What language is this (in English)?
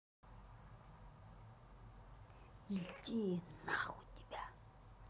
Russian